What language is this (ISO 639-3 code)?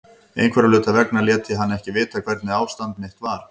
isl